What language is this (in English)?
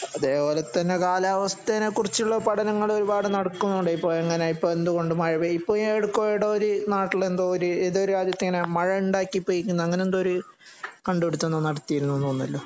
Malayalam